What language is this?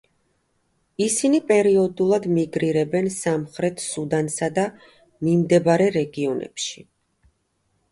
Georgian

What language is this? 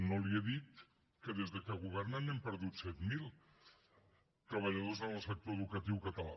Catalan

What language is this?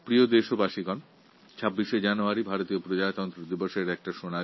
Bangla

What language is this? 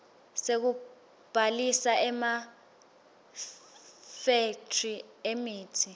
Swati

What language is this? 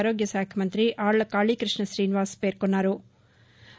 Telugu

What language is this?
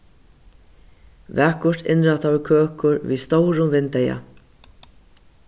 Faroese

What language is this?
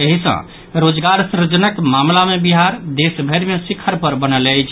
Maithili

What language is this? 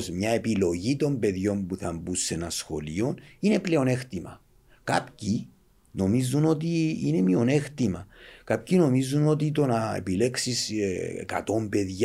Greek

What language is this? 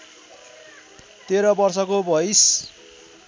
Nepali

